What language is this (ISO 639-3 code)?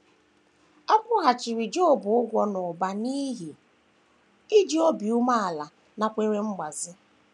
ibo